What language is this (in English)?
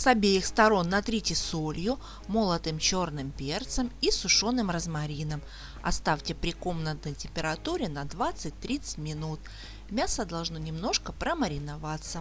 Russian